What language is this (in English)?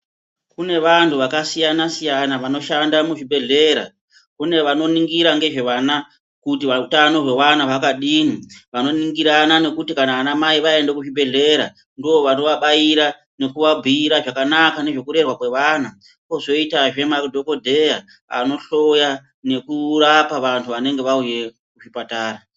Ndau